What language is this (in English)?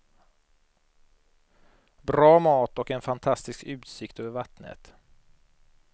Swedish